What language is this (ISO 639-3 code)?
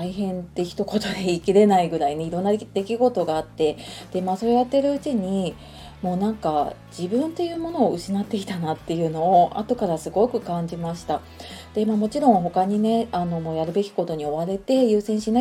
jpn